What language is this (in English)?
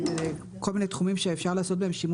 Hebrew